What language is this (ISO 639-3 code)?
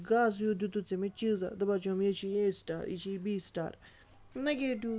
kas